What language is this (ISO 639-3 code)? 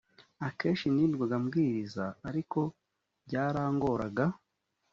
kin